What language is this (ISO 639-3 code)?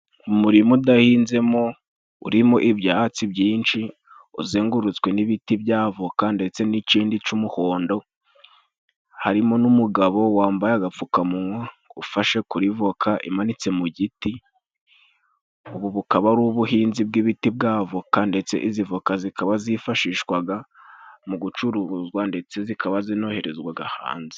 kin